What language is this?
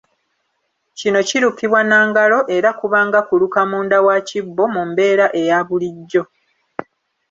Ganda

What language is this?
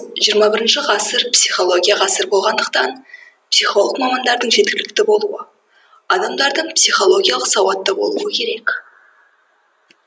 Kazakh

